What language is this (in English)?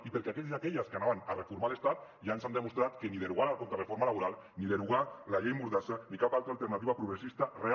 Catalan